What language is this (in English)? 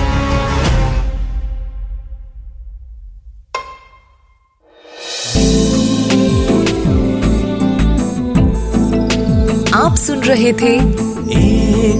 Hindi